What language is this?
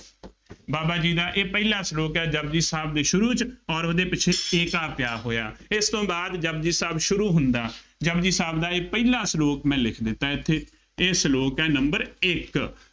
Punjabi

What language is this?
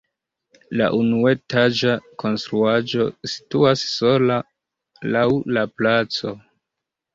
Esperanto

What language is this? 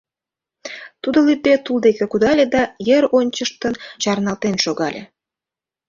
Mari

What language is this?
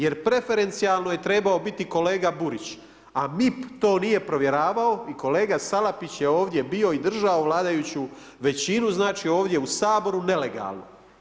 Croatian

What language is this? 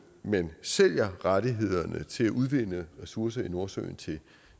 Danish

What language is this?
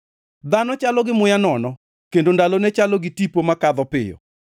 Luo (Kenya and Tanzania)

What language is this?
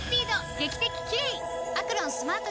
Japanese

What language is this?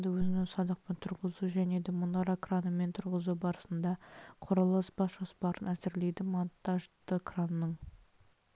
Kazakh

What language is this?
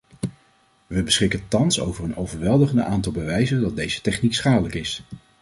Dutch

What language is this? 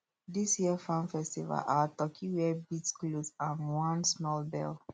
Nigerian Pidgin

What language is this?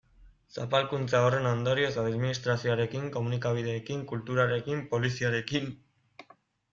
Basque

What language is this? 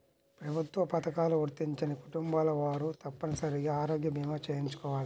Telugu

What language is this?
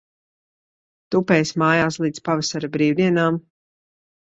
Latvian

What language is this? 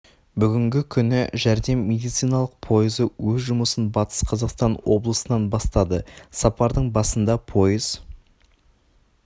Kazakh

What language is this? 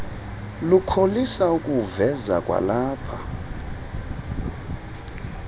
Xhosa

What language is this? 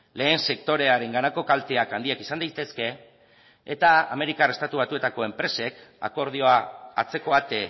Basque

